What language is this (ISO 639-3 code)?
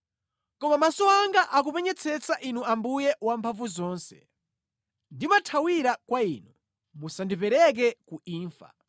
nya